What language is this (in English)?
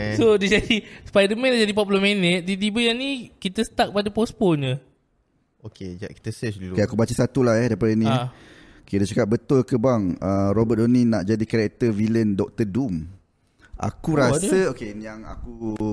Malay